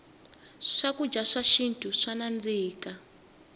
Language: Tsonga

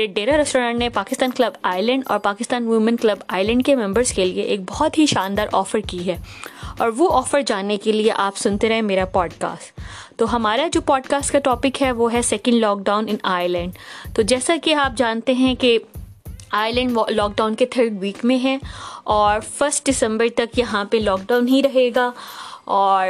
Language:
Urdu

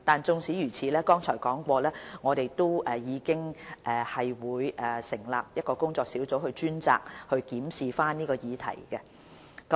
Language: Cantonese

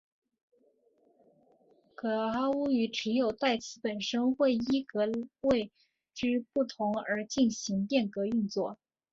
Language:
Chinese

